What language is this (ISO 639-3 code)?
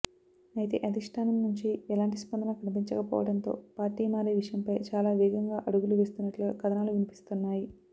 tel